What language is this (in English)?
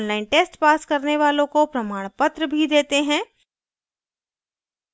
Hindi